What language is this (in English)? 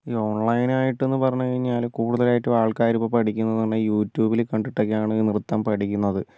Malayalam